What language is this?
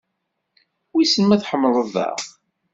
Kabyle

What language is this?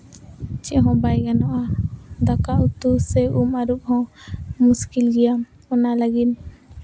Santali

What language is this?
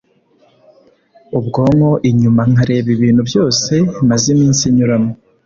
Kinyarwanda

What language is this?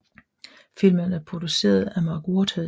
Danish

